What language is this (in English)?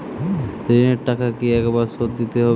Bangla